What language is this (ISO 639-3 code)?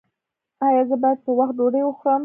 pus